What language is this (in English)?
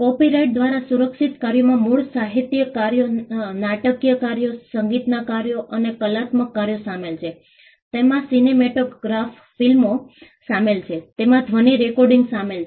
Gujarati